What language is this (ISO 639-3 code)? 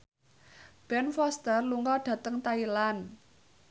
jav